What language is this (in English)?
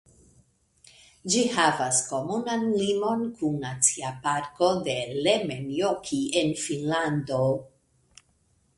Esperanto